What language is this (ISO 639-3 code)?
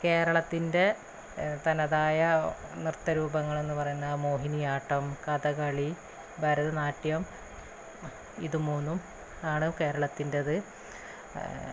mal